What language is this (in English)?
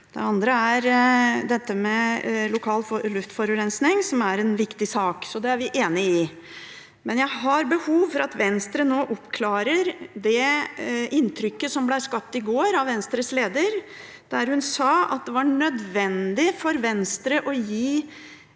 Norwegian